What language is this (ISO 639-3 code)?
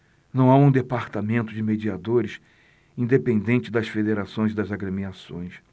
por